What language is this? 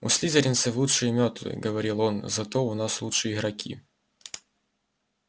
Russian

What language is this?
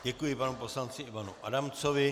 Czech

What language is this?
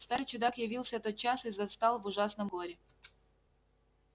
Russian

